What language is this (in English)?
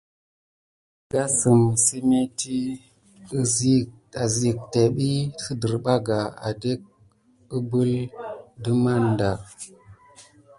Gidar